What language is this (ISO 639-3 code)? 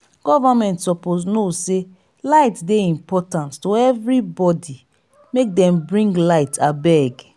pcm